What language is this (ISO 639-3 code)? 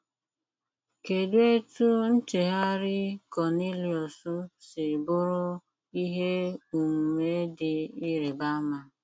ibo